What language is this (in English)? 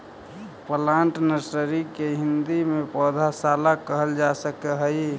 Magahi